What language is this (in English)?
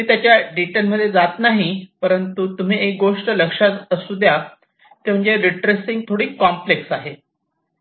Marathi